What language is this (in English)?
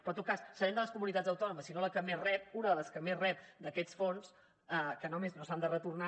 Catalan